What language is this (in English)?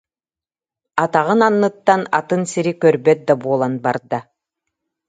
Yakut